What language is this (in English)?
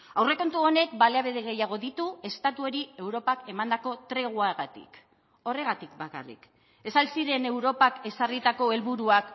Basque